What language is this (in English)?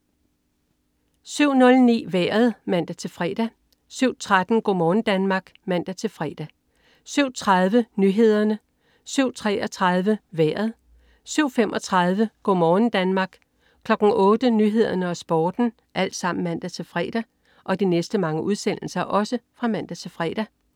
Danish